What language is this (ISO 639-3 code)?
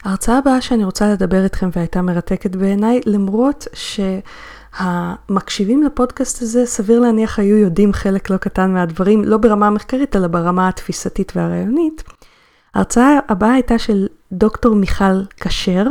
heb